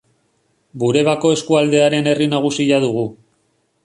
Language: Basque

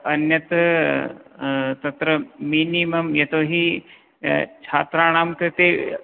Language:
Sanskrit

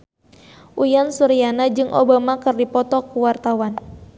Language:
Sundanese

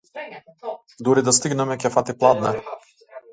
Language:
Macedonian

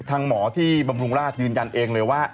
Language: Thai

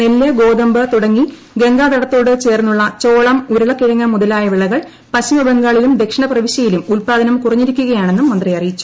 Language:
Malayalam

